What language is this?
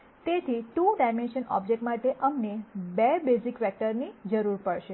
Gujarati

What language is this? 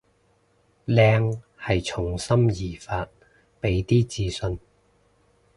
Cantonese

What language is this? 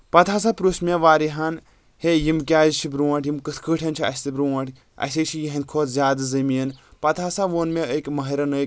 Kashmiri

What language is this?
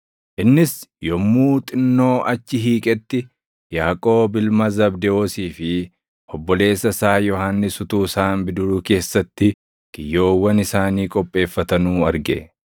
Oromo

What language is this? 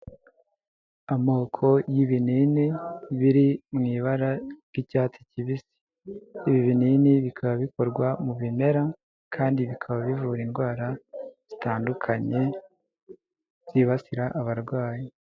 Kinyarwanda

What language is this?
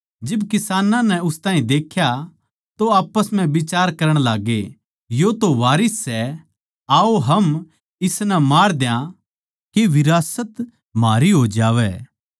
Haryanvi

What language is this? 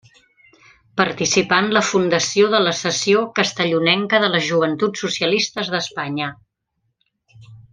Catalan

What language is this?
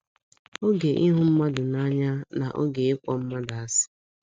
Igbo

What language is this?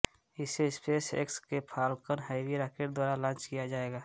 Hindi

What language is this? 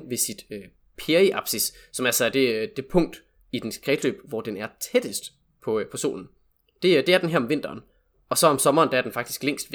Danish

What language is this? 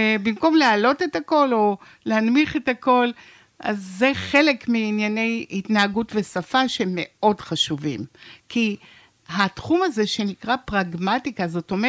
Hebrew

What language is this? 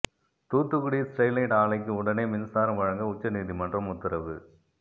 Tamil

